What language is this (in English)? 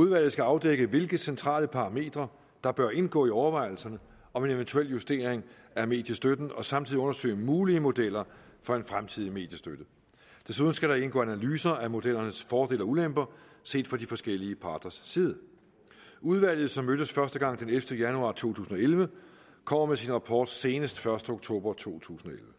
Danish